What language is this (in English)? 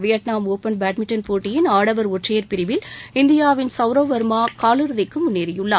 Tamil